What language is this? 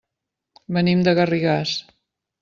Catalan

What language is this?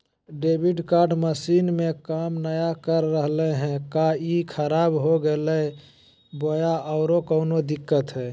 Magahi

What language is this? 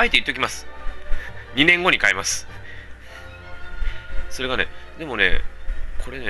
Japanese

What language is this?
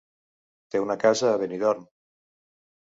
Catalan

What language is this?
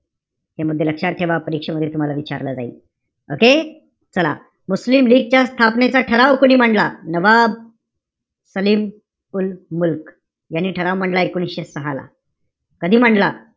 Marathi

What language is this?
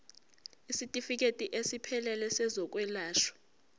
Zulu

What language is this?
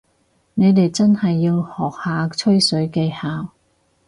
Cantonese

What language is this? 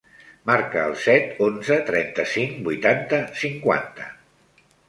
Catalan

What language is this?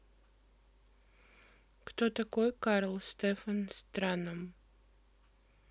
Russian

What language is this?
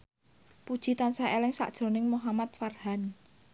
Javanese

